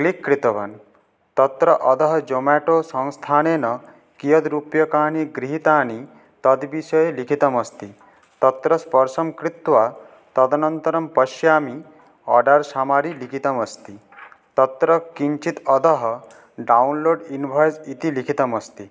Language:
Sanskrit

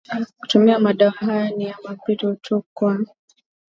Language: Swahili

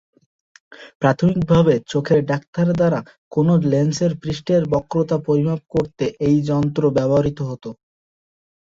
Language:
Bangla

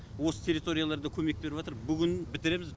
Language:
Kazakh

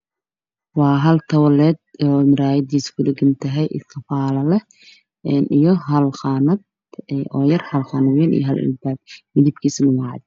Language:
Somali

